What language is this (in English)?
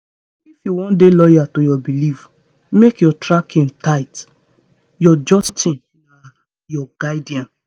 Nigerian Pidgin